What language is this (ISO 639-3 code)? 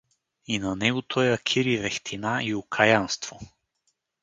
bul